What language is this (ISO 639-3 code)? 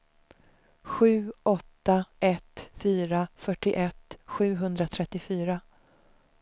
swe